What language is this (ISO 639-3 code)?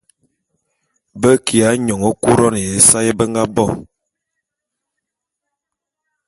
bum